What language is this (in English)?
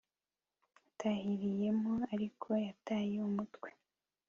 Kinyarwanda